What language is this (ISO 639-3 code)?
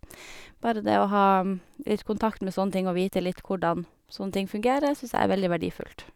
nor